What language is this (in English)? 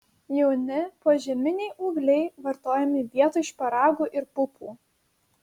Lithuanian